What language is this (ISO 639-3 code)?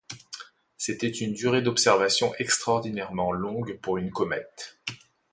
fra